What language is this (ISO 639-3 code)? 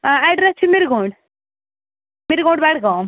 kas